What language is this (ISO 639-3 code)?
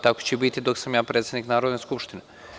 srp